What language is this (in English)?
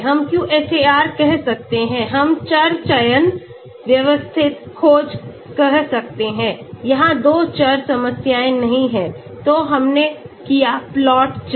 Hindi